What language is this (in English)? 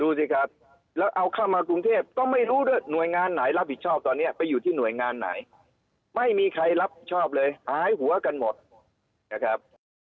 Thai